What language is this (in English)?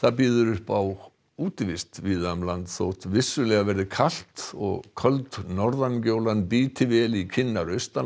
Icelandic